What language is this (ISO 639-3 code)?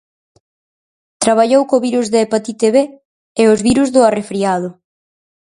glg